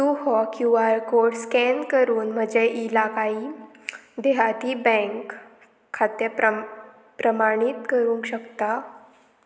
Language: Konkani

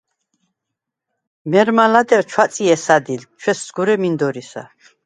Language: Svan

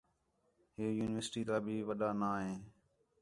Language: Khetrani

